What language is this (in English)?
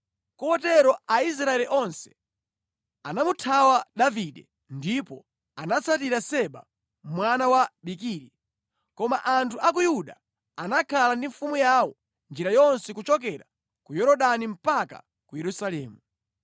Nyanja